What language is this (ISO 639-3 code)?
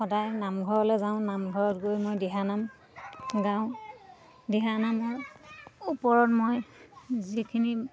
asm